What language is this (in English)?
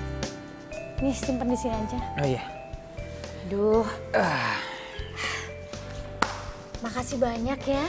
Indonesian